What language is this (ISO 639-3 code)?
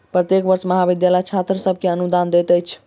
mai